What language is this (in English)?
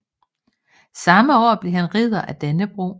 Danish